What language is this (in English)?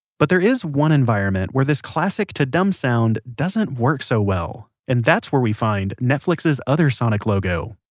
English